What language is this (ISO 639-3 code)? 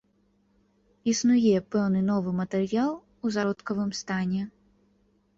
bel